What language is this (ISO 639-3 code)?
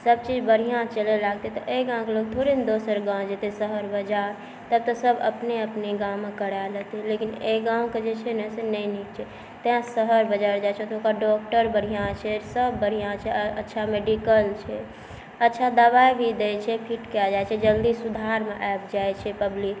mai